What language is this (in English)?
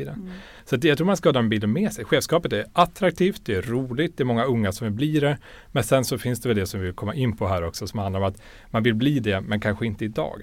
Swedish